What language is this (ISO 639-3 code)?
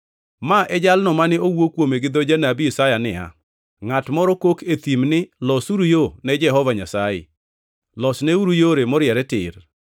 luo